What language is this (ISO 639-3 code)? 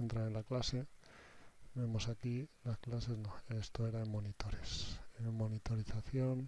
spa